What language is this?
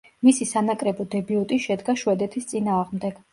Georgian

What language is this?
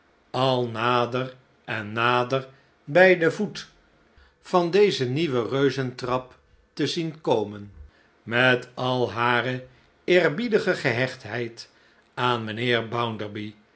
Dutch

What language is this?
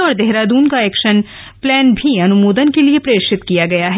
Hindi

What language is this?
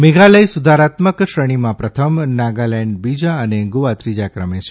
Gujarati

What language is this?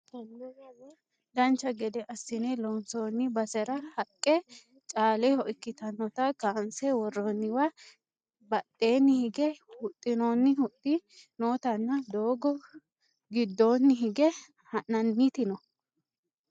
Sidamo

